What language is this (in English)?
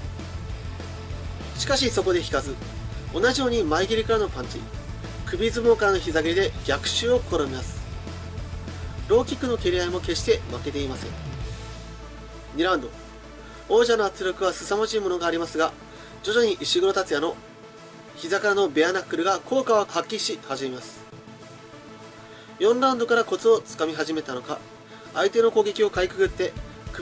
Japanese